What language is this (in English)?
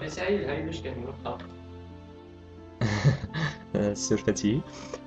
Arabic